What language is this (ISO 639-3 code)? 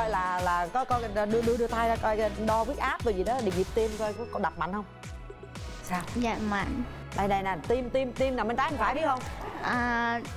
vie